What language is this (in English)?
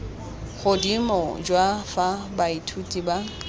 Tswana